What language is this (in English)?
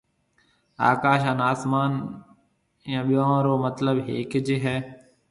Marwari (Pakistan)